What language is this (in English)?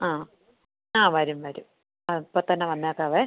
Malayalam